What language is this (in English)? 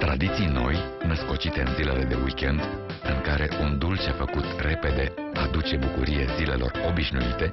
Romanian